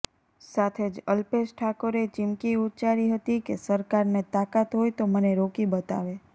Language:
Gujarati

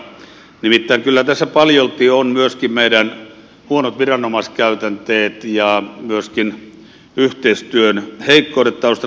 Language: Finnish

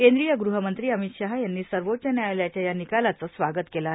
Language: Marathi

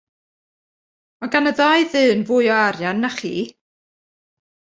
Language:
Welsh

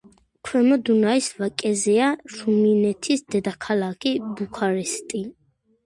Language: Georgian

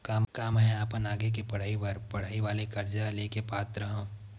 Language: Chhattisgarhi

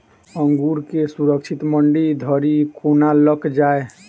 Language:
Maithili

